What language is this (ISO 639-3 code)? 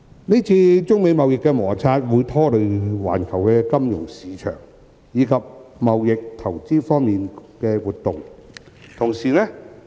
yue